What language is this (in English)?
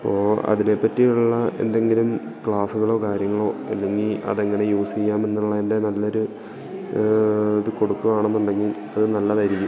Malayalam